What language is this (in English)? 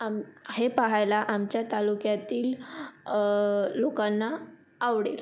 Marathi